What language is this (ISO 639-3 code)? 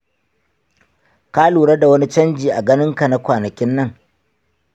hau